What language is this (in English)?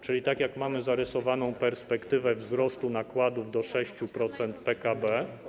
Polish